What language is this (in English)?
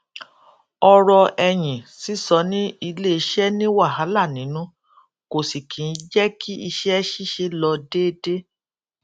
Yoruba